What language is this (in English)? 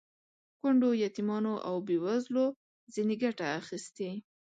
Pashto